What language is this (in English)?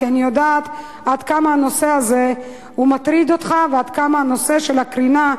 Hebrew